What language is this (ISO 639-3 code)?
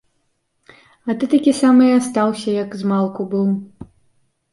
bel